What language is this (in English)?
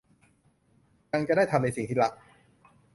Thai